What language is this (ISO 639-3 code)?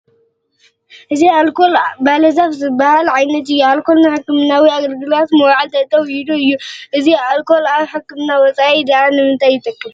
tir